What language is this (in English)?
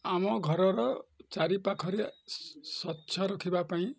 Odia